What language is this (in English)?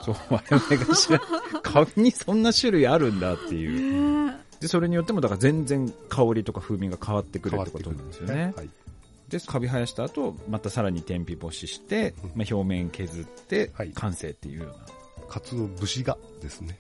Japanese